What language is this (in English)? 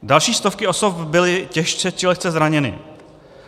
Czech